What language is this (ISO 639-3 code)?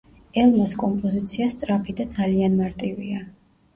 kat